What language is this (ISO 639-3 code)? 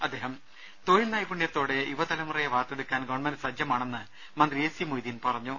mal